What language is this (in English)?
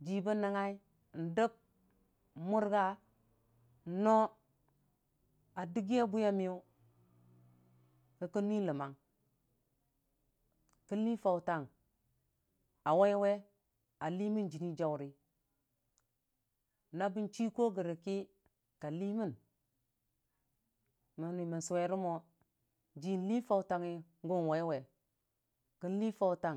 Dijim-Bwilim